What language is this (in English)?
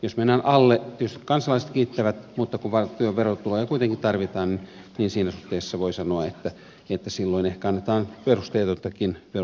Finnish